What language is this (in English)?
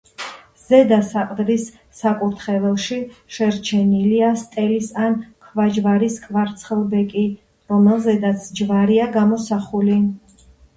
Georgian